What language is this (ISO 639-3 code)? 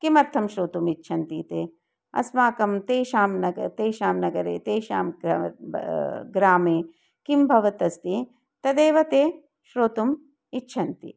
san